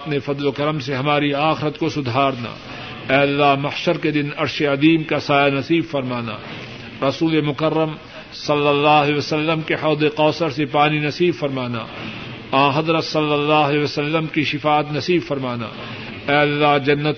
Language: Urdu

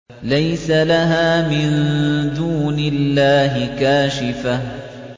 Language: Arabic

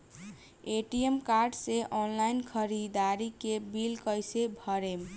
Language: Bhojpuri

